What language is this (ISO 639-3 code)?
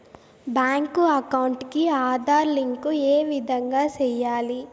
tel